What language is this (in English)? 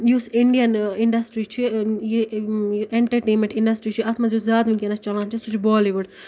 Kashmiri